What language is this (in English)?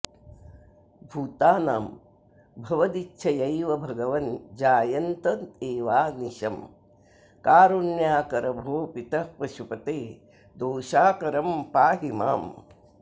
Sanskrit